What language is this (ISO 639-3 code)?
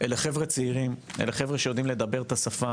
heb